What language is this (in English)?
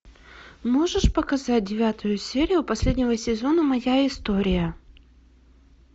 Russian